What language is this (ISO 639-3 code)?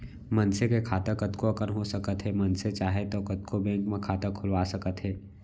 hne